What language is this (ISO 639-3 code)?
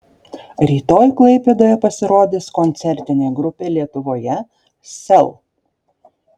lit